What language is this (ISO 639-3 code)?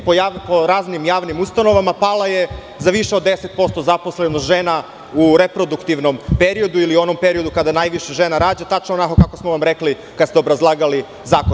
srp